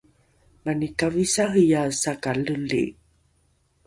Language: Rukai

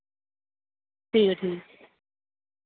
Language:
Dogri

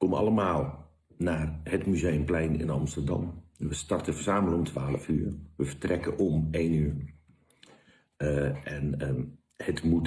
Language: Dutch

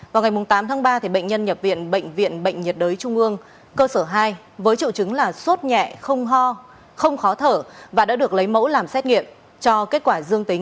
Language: Vietnamese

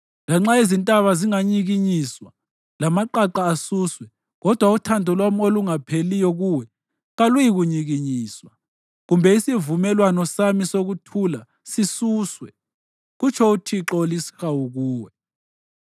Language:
North Ndebele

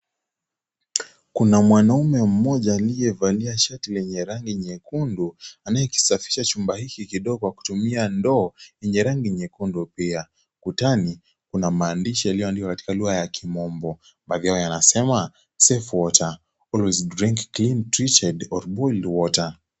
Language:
Swahili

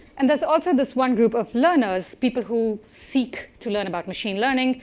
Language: English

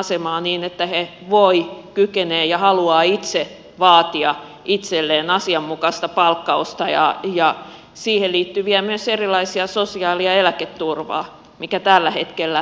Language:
Finnish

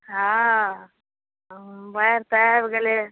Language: Maithili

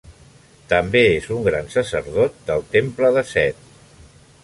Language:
Catalan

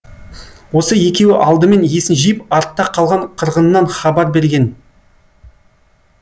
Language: Kazakh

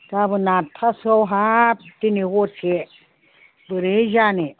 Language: Bodo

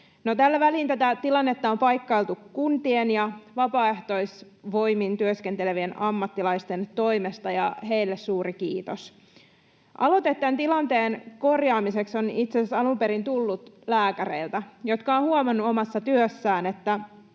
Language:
Finnish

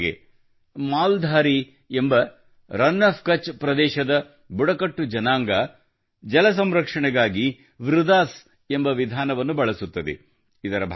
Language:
Kannada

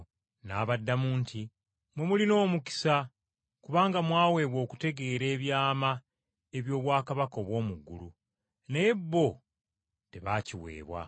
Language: Ganda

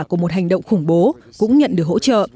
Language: Vietnamese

